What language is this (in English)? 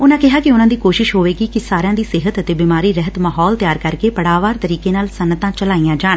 Punjabi